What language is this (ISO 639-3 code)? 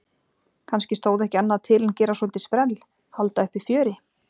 isl